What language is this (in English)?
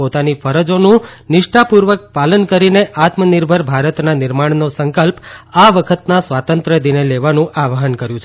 Gujarati